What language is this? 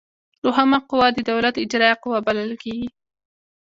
Pashto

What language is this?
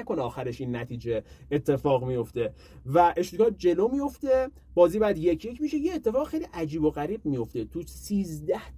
Persian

